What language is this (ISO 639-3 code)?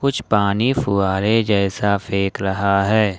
hin